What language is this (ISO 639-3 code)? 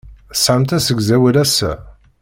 kab